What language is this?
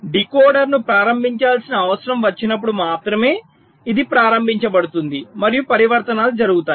Telugu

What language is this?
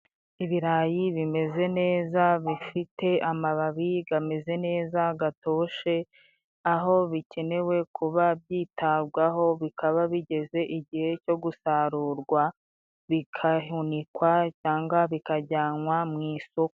Kinyarwanda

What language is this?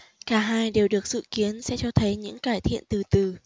Vietnamese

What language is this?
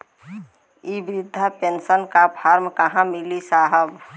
Bhojpuri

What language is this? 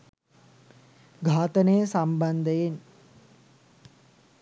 Sinhala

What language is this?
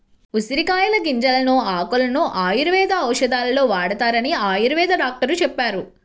Telugu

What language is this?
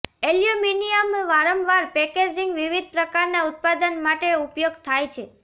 Gujarati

